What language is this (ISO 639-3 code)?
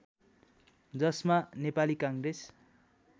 nep